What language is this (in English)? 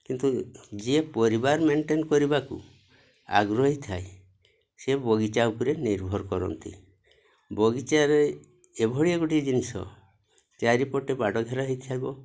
Odia